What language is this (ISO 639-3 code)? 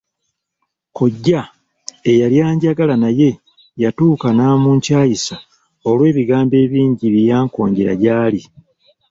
lug